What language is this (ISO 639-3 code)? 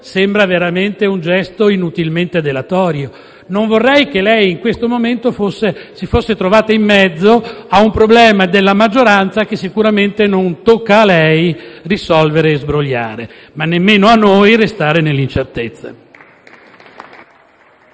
ita